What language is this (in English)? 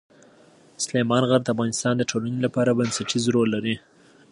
Pashto